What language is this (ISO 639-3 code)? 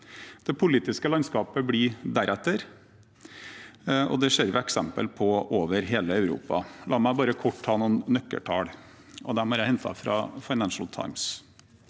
nor